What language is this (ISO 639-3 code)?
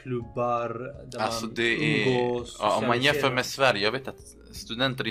swe